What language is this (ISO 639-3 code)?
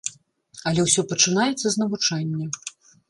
bel